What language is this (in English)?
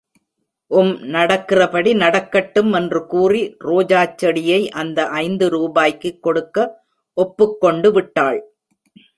Tamil